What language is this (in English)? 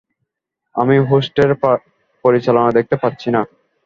Bangla